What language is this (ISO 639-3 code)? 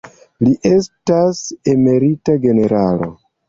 epo